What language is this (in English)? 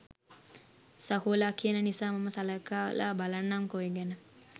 Sinhala